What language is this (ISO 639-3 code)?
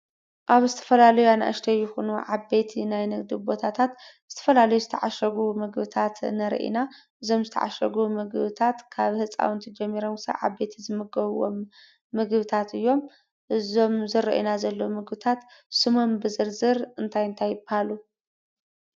tir